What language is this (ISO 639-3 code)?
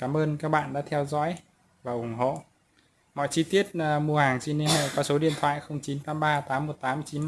vie